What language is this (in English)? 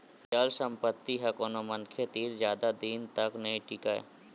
Chhattisgarhi